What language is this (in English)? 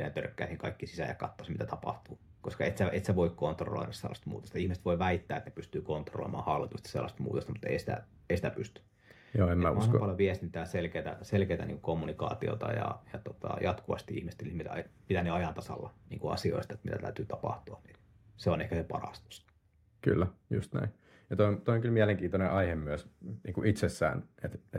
Finnish